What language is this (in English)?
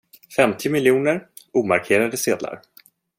Swedish